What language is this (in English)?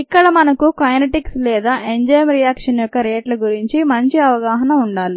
Telugu